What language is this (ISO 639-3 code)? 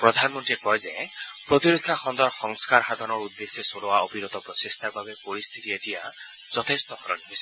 asm